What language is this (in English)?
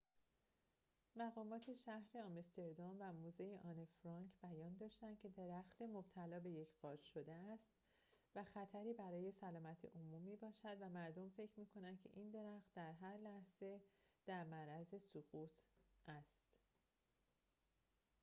Persian